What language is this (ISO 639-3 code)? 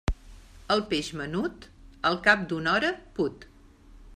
cat